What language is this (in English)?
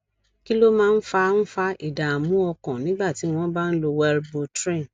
Yoruba